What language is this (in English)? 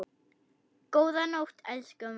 Icelandic